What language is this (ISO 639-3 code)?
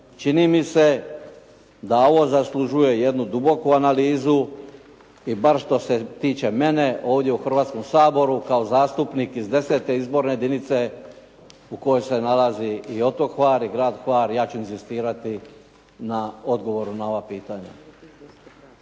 hrv